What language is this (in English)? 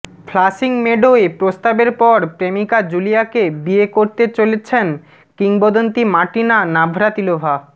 Bangla